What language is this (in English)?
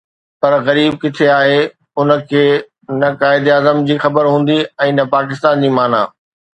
Sindhi